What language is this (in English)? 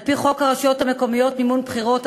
Hebrew